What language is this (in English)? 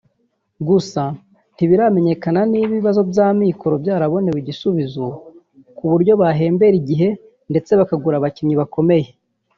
Kinyarwanda